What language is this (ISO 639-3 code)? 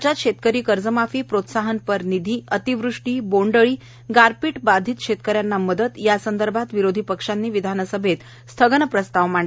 mar